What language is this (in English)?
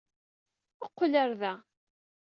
Kabyle